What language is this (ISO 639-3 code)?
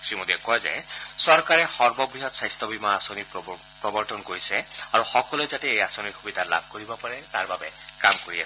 asm